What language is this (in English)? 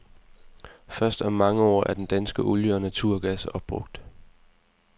Danish